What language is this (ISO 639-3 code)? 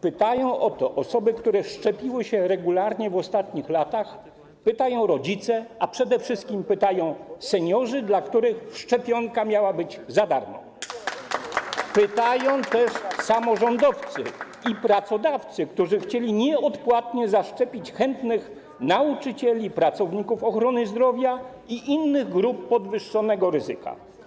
pol